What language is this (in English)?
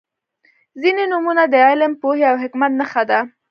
Pashto